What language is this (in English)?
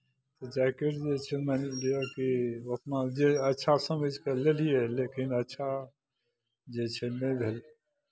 Maithili